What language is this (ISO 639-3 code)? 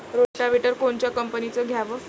mar